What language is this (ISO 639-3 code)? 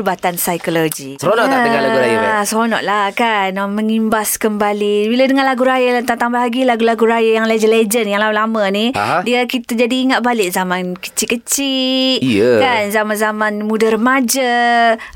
msa